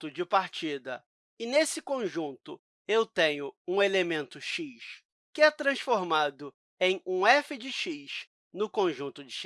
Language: Portuguese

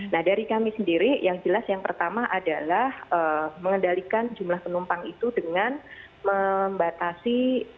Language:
Indonesian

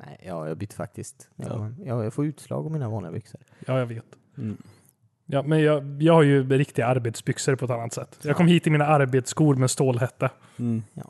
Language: Swedish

